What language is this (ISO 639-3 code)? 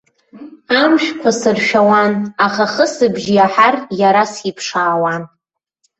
abk